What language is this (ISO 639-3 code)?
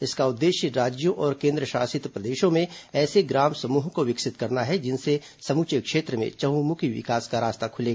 hin